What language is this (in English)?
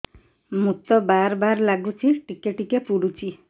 Odia